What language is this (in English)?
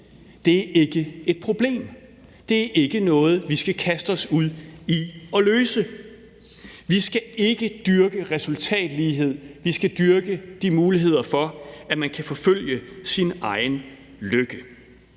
Danish